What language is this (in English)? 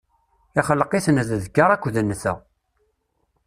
Kabyle